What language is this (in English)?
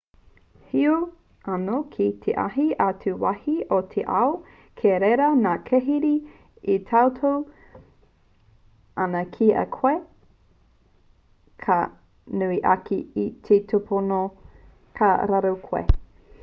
Māori